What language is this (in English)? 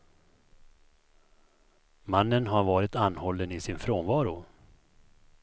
Swedish